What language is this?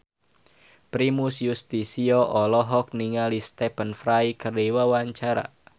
Sundanese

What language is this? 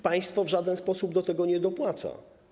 Polish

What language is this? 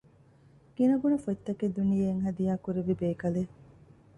Divehi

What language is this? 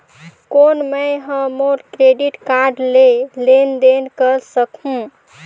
Chhattisgarhi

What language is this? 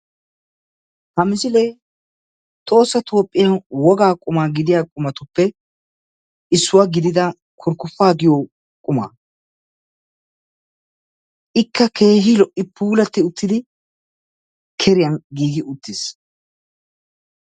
Wolaytta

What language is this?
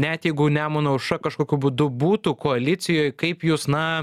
Lithuanian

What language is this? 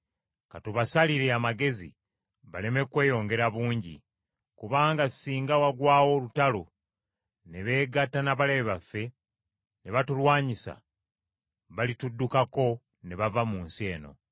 Ganda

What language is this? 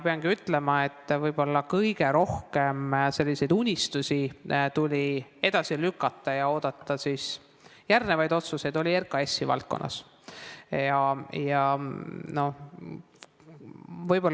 Estonian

